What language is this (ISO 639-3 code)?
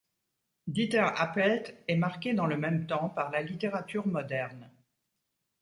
fra